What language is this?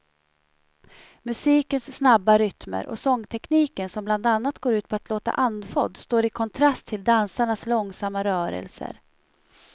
Swedish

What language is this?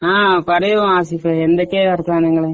Malayalam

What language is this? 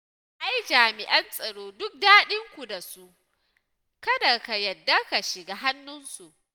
Hausa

